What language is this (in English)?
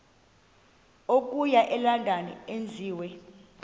Xhosa